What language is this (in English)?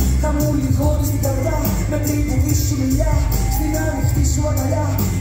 Arabic